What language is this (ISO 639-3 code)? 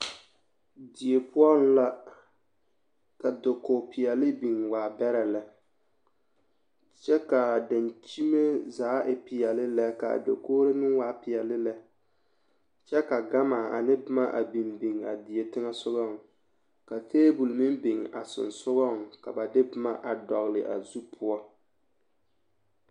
dga